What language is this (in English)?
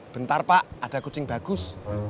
Indonesian